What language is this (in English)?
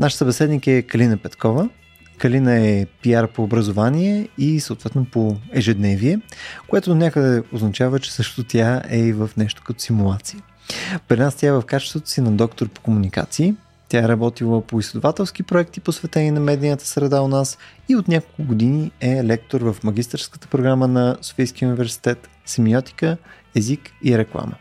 Bulgarian